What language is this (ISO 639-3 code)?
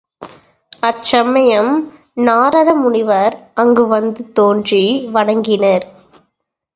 tam